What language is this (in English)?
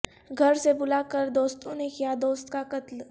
Urdu